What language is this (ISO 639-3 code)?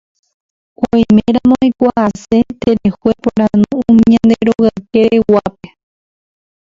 grn